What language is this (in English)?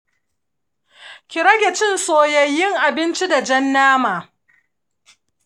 Hausa